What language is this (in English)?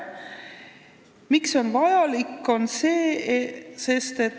Estonian